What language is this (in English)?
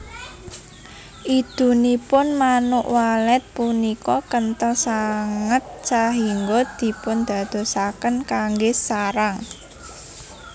Javanese